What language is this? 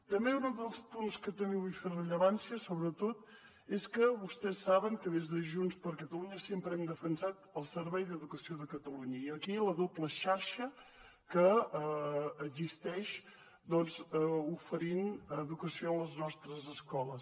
Catalan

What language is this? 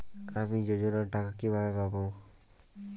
Bangla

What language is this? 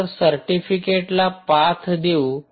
Marathi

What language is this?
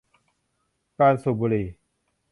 Thai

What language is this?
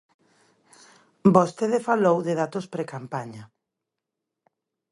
Galician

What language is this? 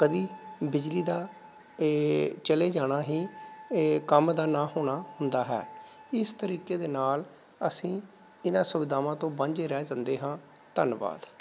Punjabi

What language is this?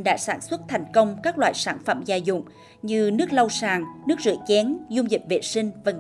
Vietnamese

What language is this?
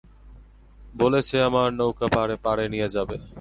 Bangla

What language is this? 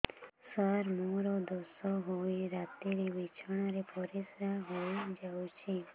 Odia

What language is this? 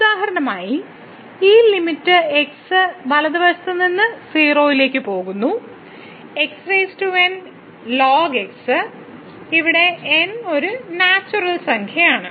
Malayalam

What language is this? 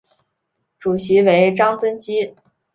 Chinese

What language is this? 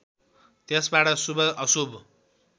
Nepali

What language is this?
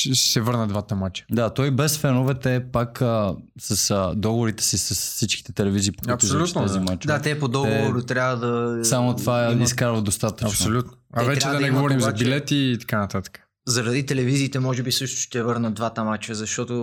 Bulgarian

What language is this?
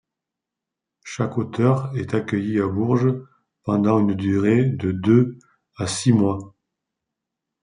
French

